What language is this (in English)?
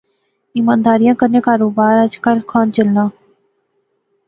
Pahari-Potwari